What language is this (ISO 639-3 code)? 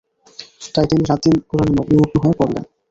ben